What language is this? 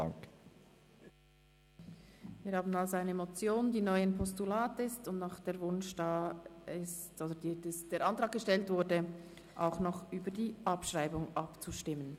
Swiss German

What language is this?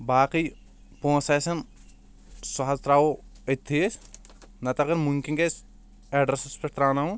Kashmiri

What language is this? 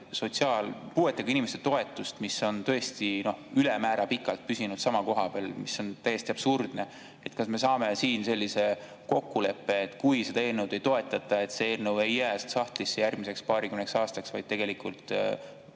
Estonian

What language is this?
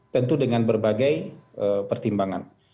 Indonesian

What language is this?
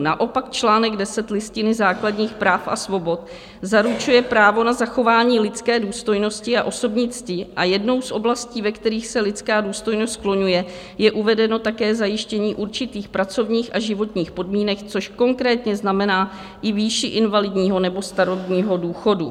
Czech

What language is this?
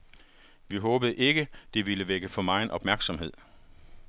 Danish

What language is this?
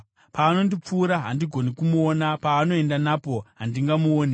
Shona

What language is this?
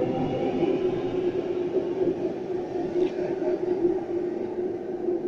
English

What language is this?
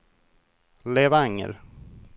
Swedish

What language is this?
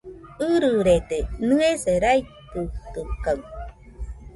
Nüpode Huitoto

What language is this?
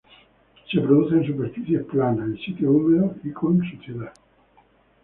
Spanish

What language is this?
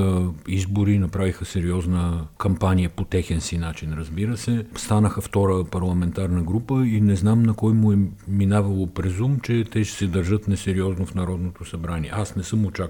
Bulgarian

